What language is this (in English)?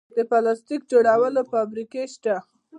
Pashto